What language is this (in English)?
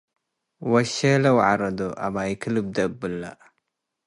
Tigre